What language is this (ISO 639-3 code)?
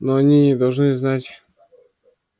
rus